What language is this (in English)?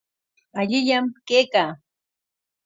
Corongo Ancash Quechua